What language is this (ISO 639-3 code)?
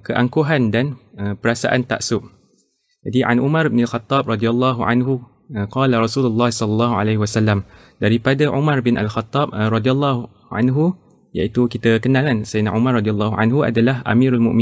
msa